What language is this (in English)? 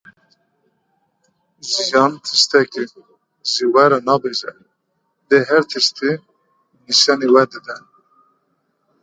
Kurdish